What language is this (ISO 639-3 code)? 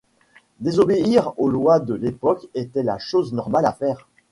fra